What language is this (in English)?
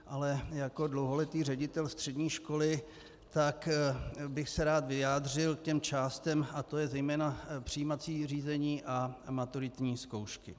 Czech